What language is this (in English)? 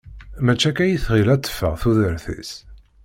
Kabyle